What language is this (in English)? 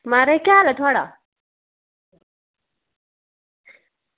Dogri